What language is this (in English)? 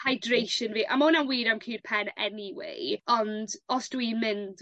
Welsh